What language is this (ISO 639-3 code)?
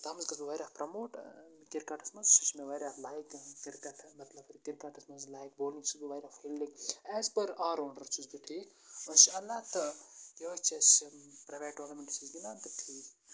kas